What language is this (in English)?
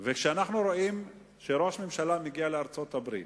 Hebrew